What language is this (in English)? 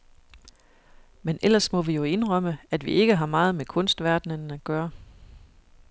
Danish